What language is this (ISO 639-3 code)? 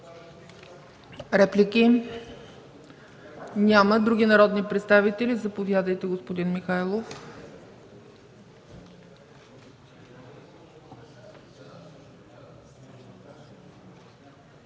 bul